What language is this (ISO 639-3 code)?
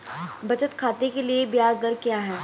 hin